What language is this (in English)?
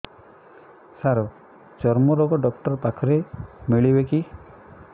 Odia